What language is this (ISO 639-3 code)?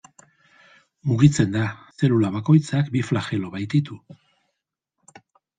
eus